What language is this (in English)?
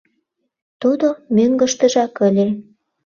Mari